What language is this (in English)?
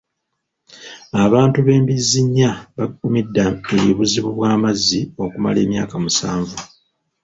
Ganda